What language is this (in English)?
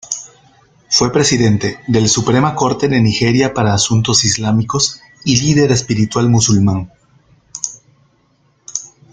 Spanish